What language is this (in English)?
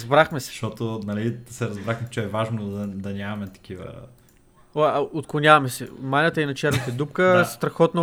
Bulgarian